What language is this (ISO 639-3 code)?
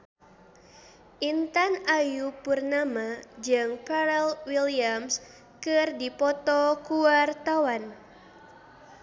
sun